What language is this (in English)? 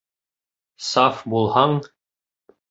Bashkir